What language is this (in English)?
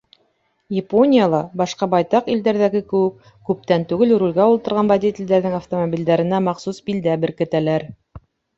Bashkir